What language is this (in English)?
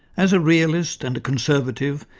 English